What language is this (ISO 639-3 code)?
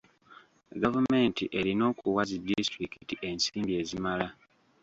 lug